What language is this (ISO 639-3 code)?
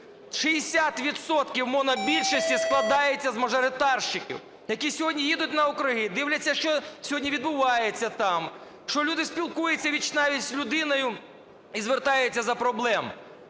ukr